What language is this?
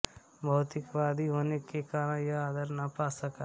Hindi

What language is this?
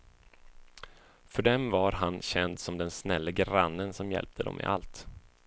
Swedish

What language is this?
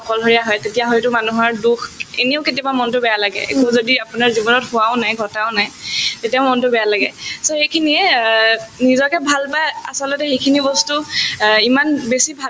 Assamese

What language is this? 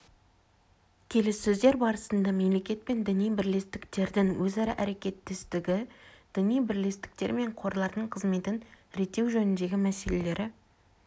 Kazakh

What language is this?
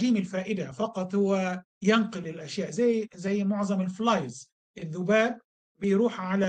Arabic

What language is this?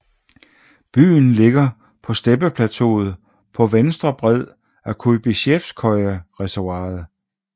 Danish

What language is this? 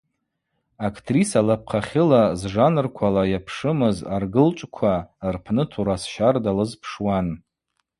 Abaza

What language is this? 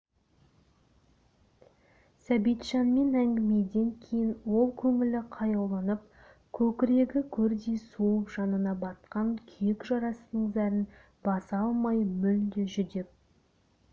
Kazakh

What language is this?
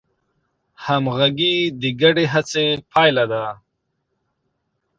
Pashto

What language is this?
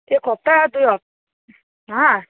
Nepali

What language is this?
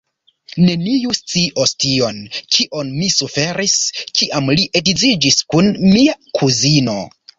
Esperanto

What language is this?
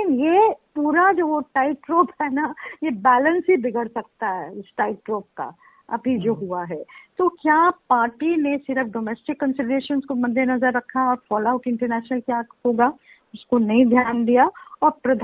Hindi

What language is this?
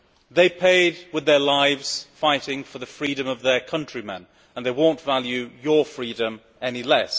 English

